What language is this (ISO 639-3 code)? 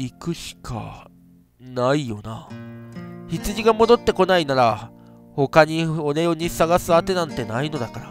jpn